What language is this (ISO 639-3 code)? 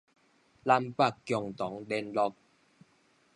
nan